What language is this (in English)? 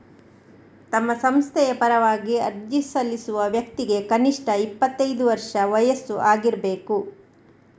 Kannada